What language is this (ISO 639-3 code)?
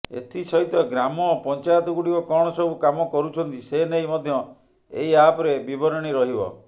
ori